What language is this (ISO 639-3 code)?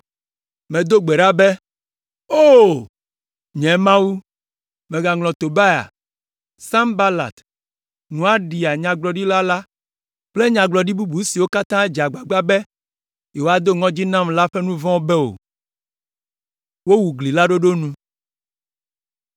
ewe